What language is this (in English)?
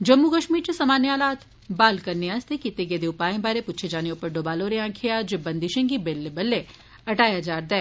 Dogri